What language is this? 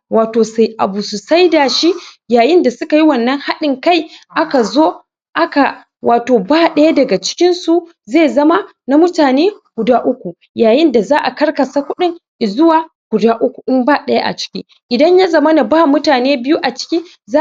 Hausa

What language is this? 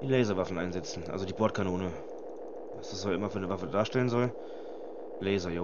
German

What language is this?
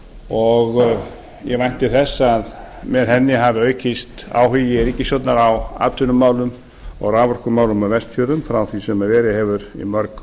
Icelandic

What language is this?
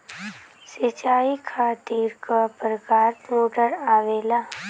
Bhojpuri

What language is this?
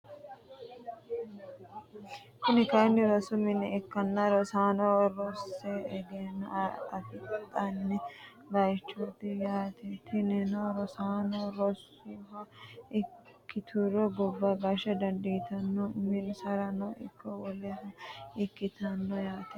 Sidamo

